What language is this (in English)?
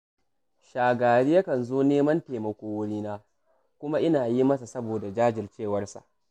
Hausa